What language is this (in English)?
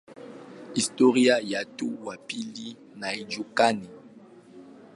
Swahili